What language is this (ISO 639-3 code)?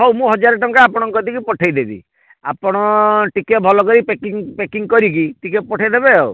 ori